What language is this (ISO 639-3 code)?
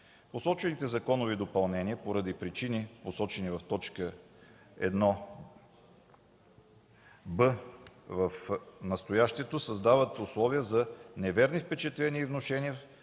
bul